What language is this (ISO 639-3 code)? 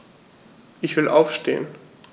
deu